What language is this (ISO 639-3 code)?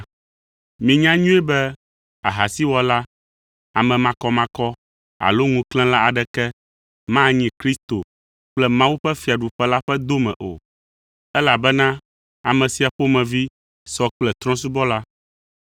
ewe